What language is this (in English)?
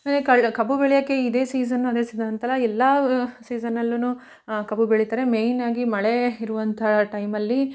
Kannada